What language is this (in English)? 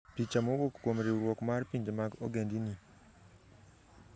Luo (Kenya and Tanzania)